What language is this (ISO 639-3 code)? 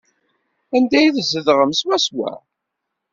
kab